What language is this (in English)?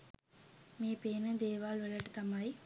Sinhala